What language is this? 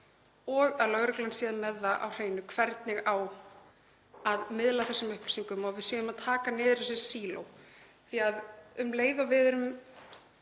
Icelandic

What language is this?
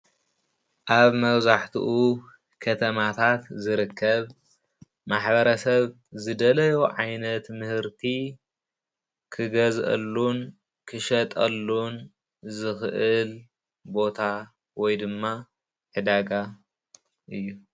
Tigrinya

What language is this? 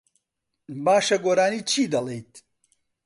Central Kurdish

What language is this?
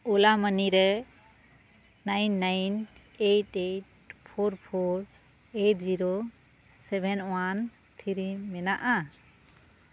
Santali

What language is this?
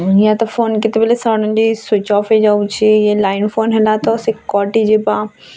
Odia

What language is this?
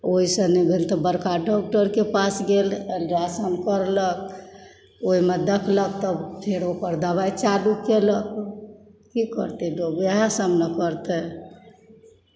Maithili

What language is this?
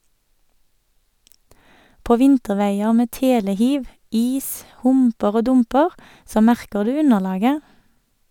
Norwegian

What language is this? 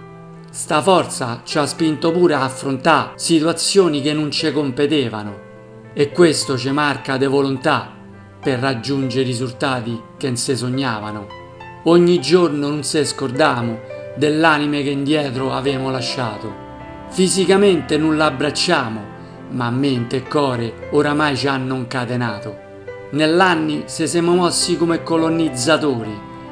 Italian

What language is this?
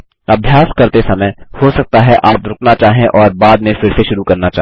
Hindi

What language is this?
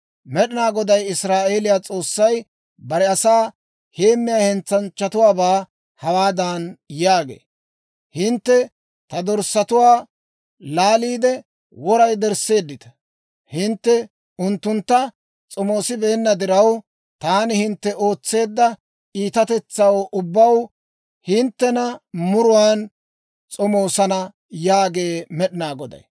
Dawro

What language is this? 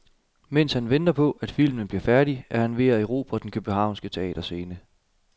Danish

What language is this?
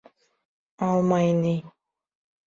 Bashkir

